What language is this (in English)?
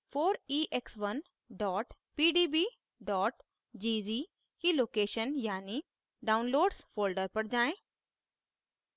Hindi